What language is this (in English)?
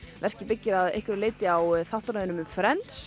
Icelandic